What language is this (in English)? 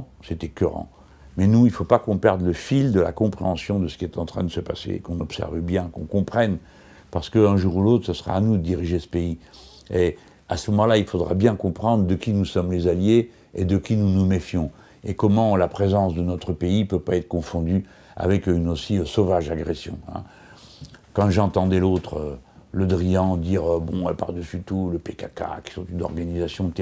French